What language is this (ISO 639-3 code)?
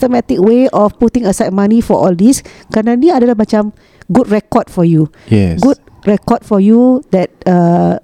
msa